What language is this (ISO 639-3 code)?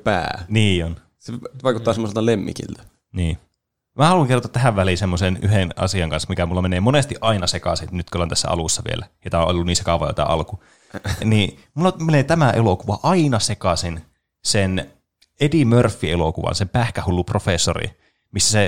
fin